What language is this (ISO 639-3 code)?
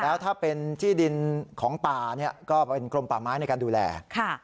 tha